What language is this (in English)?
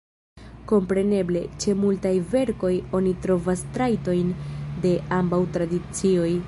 Esperanto